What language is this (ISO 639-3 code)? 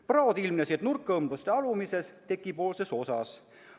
est